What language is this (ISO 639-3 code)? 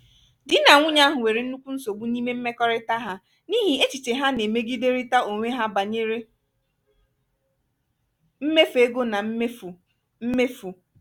ibo